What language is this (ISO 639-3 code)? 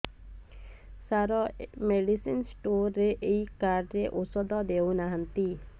ori